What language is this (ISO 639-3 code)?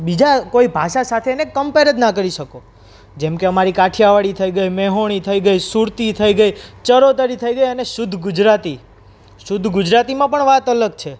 guj